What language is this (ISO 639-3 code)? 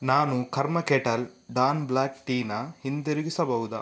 kan